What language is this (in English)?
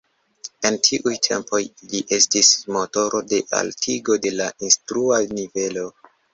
Esperanto